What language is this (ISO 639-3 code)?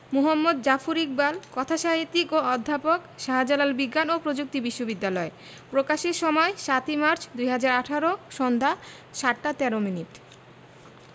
ben